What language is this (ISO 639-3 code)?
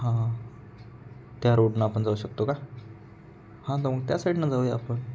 mar